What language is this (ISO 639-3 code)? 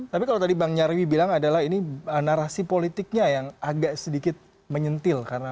ind